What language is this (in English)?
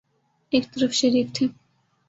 Urdu